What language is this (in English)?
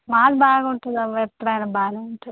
Telugu